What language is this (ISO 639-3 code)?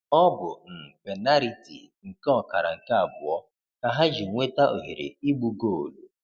ibo